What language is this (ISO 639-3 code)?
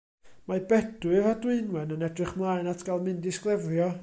cym